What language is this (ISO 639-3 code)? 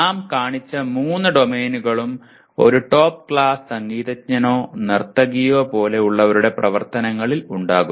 mal